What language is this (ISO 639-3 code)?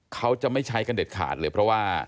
tha